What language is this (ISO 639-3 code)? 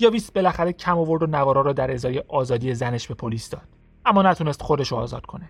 fas